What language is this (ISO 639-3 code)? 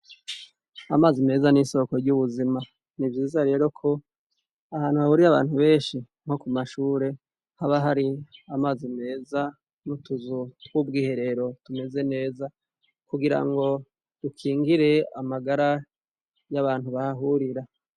run